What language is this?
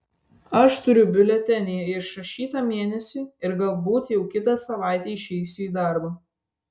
Lithuanian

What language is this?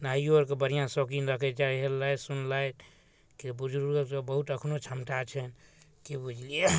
Maithili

